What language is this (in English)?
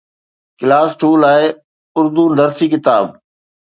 Sindhi